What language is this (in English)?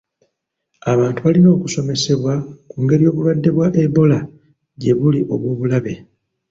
Ganda